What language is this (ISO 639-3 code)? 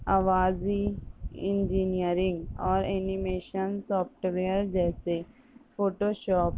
urd